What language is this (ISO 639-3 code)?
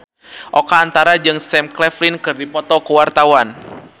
sun